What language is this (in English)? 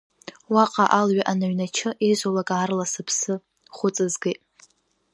Abkhazian